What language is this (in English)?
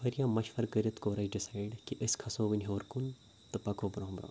Kashmiri